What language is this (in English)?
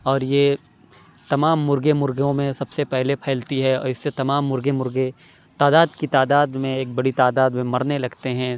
Urdu